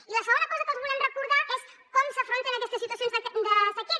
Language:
Catalan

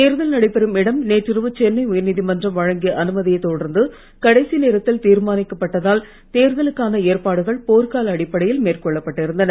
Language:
Tamil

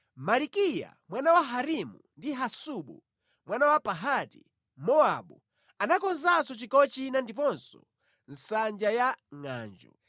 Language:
Nyanja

